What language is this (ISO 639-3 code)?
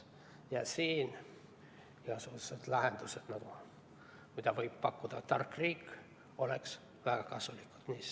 est